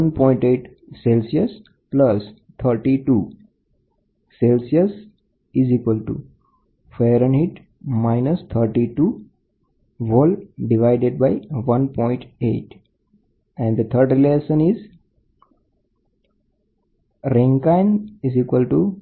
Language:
Gujarati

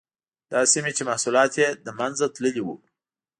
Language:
Pashto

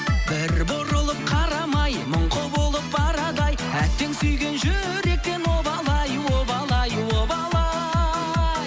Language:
Kazakh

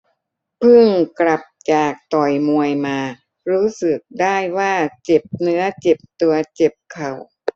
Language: Thai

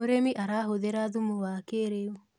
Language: Kikuyu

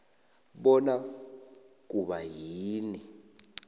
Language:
South Ndebele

